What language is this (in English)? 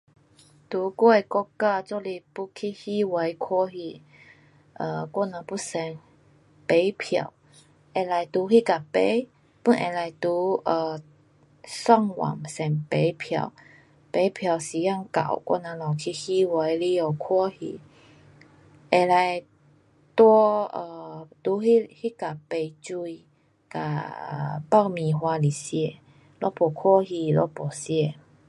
Pu-Xian Chinese